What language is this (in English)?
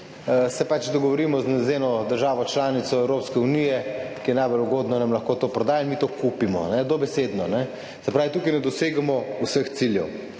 Slovenian